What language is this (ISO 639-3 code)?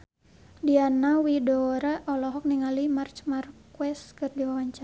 sun